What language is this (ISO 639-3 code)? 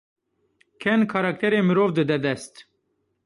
kur